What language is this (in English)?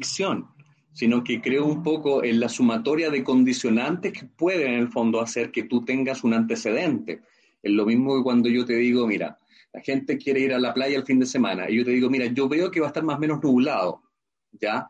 Spanish